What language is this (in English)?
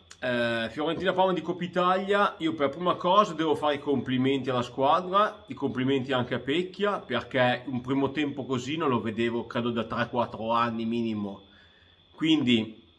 Italian